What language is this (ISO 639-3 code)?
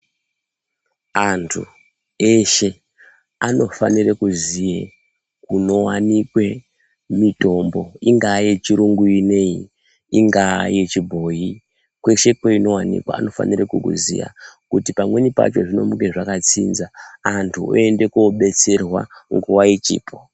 ndc